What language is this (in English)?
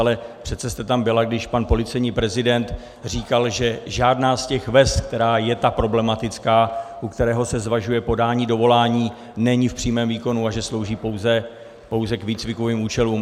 Czech